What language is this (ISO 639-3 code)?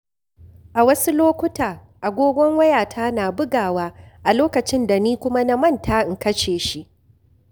hau